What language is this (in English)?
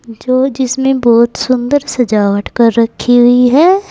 Hindi